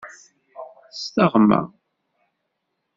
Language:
Kabyle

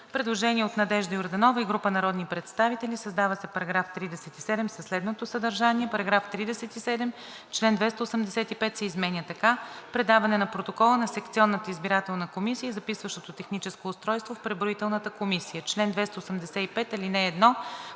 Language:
Bulgarian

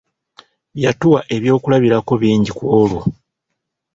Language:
Ganda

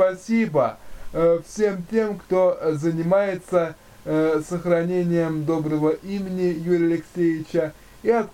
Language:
Russian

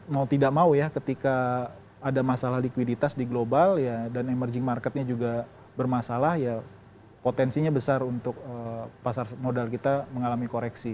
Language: Indonesian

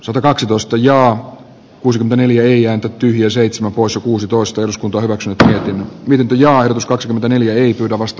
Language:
Finnish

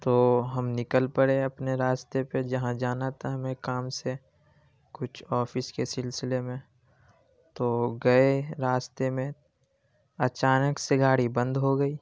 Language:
Urdu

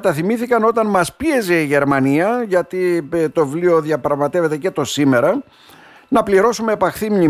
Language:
Greek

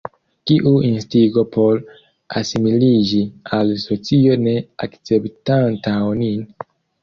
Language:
Esperanto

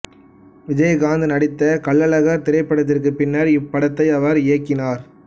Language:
Tamil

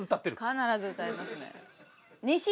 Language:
Japanese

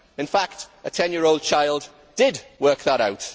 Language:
English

